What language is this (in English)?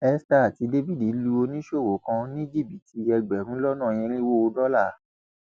Yoruba